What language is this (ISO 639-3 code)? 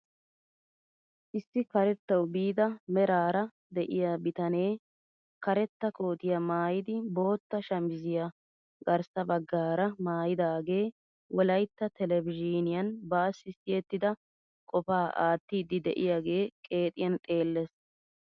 wal